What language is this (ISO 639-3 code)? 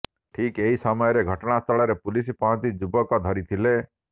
ori